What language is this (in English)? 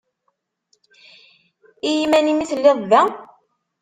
Kabyle